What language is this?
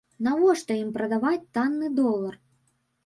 Belarusian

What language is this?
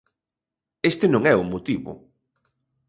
Galician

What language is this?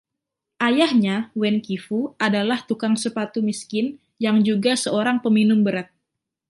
Indonesian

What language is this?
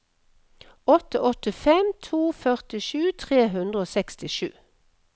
Norwegian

